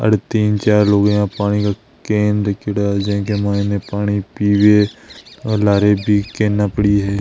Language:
Marwari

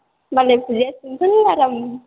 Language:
Bodo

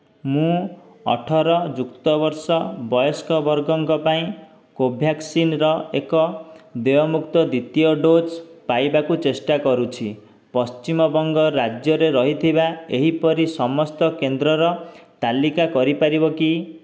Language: Odia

